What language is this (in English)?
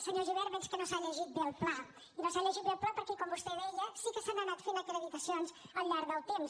Catalan